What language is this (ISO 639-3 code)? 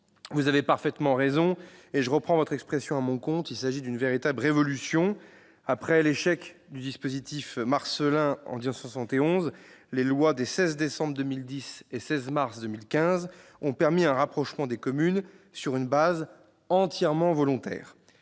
fra